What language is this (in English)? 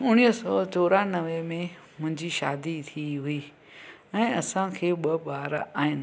Sindhi